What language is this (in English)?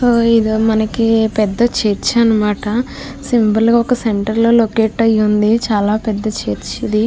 Telugu